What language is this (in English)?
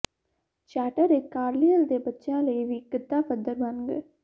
Punjabi